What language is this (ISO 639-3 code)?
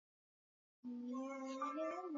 swa